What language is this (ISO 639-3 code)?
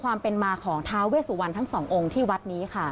tha